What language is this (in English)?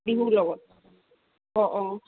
Assamese